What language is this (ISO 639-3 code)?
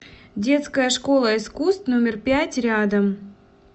rus